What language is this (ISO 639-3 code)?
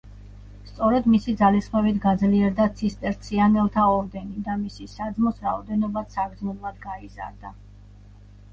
kat